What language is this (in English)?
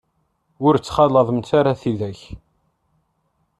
Kabyle